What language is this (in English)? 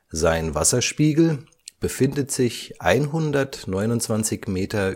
German